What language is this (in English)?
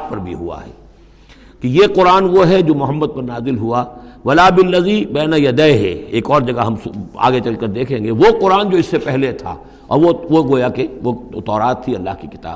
Urdu